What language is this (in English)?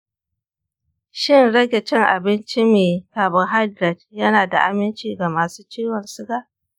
Hausa